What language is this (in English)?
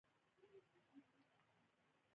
Pashto